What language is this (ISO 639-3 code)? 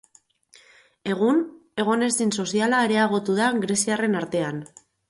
eus